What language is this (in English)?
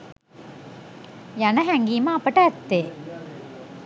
Sinhala